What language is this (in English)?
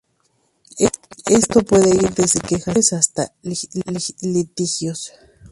Spanish